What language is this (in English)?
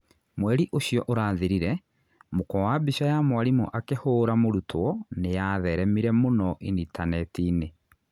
Kikuyu